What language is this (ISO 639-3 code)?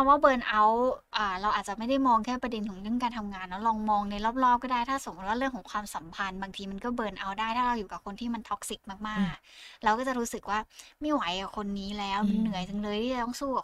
tha